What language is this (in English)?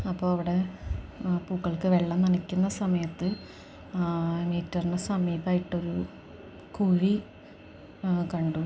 Malayalam